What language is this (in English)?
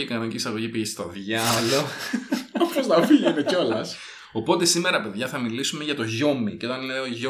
Greek